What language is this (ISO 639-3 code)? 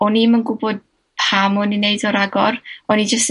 cym